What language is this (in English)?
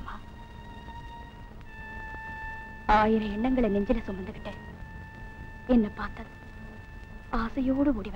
Indonesian